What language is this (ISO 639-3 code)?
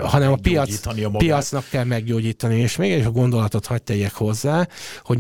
hun